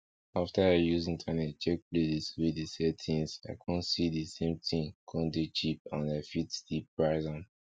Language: Nigerian Pidgin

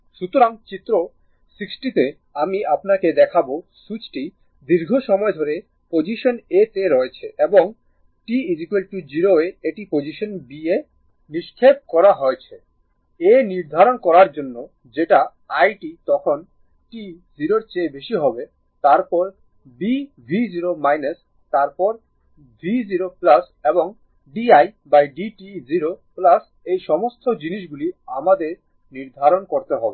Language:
Bangla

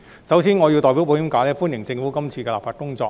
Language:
Cantonese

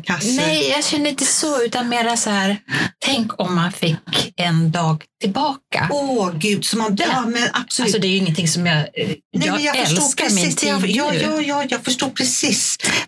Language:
Swedish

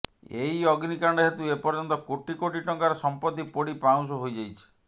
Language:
Odia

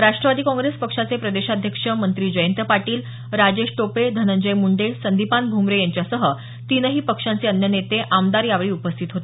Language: Marathi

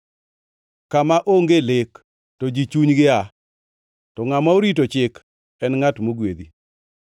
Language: Luo (Kenya and Tanzania)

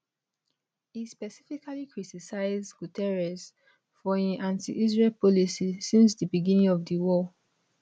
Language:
Nigerian Pidgin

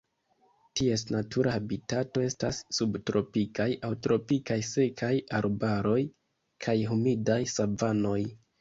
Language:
Esperanto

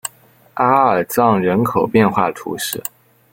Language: Chinese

